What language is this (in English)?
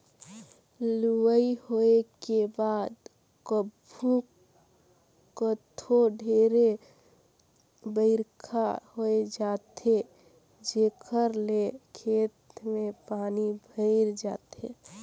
Chhattisgarhi